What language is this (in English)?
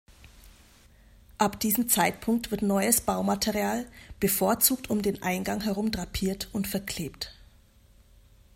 German